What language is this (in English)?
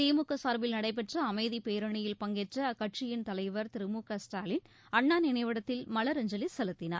Tamil